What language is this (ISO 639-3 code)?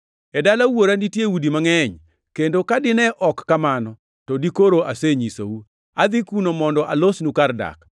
luo